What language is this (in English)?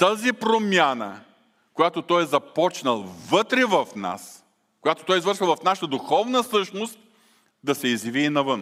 Bulgarian